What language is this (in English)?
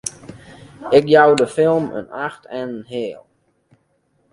Western Frisian